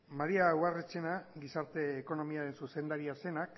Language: Basque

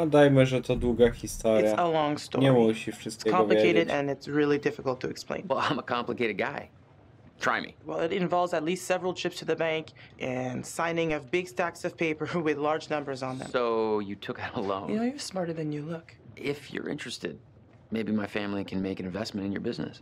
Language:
Polish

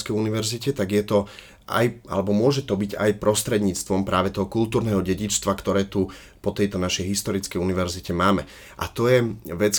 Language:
Slovak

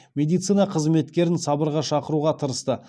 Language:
Kazakh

